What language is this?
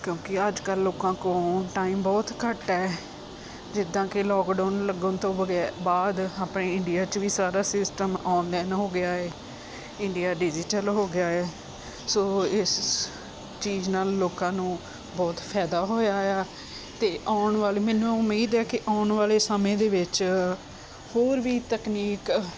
Punjabi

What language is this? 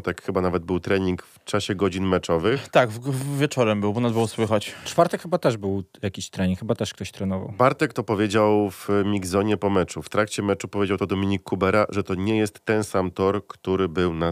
Polish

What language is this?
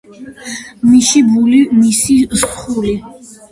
Georgian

